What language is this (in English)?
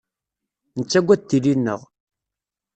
Kabyle